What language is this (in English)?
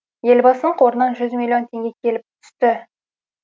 Kazakh